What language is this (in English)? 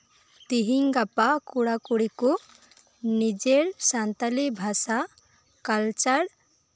Santali